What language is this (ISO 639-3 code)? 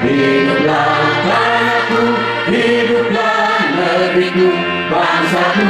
ind